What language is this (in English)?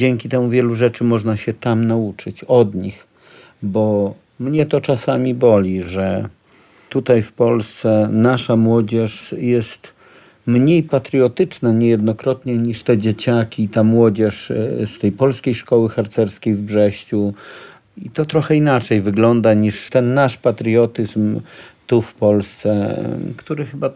Polish